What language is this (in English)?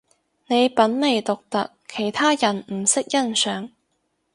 Cantonese